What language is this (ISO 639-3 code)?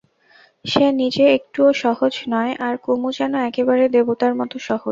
ben